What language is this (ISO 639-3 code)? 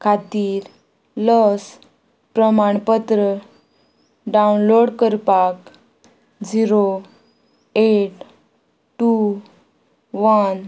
kok